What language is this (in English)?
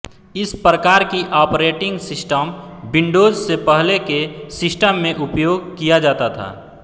Hindi